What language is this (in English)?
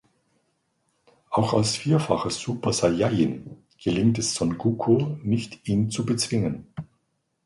German